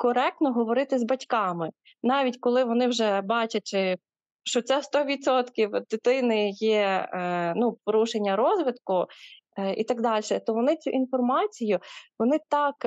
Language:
Ukrainian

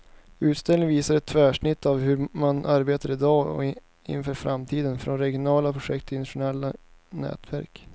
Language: Swedish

